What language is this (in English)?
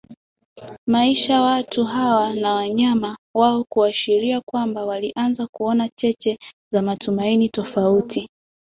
Swahili